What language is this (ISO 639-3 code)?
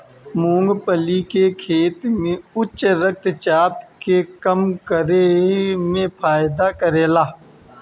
bho